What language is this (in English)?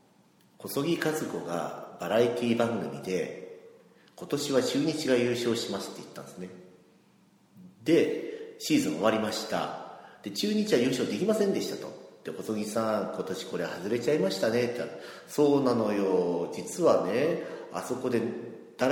Japanese